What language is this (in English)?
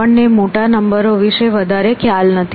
Gujarati